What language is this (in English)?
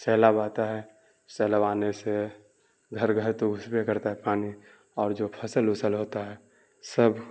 Urdu